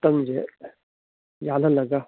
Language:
Manipuri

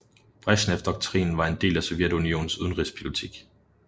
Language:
Danish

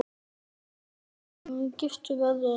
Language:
Icelandic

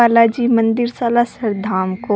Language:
Rajasthani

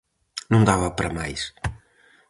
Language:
Galician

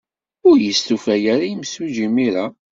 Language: Kabyle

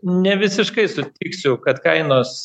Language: Lithuanian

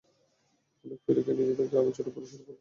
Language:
Bangla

